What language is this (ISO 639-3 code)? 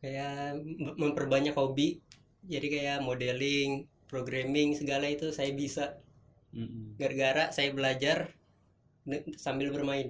ind